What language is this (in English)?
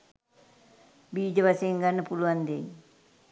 Sinhala